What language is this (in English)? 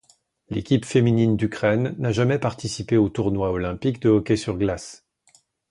French